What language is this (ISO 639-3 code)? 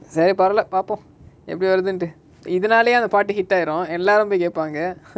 eng